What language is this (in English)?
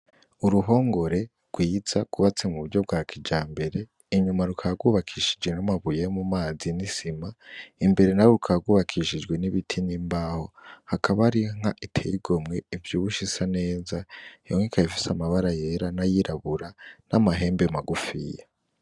Rundi